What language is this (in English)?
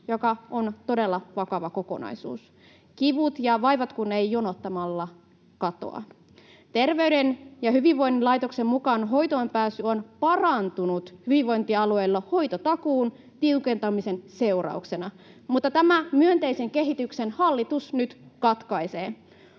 Finnish